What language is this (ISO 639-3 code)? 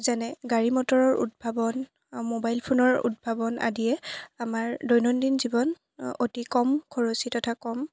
asm